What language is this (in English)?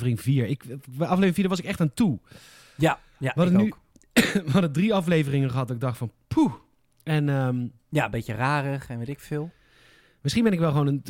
Dutch